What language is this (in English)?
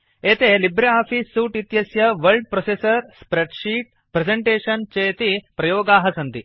Sanskrit